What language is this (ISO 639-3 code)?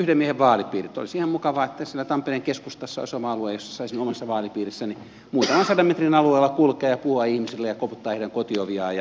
fin